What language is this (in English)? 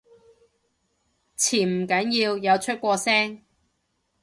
Cantonese